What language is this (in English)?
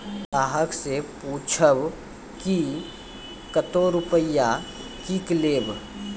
Maithili